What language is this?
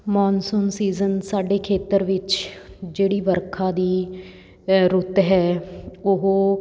Punjabi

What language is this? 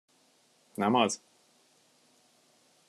Hungarian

